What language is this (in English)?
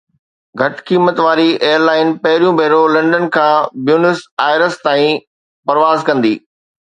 Sindhi